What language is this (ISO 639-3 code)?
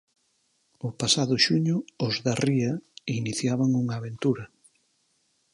glg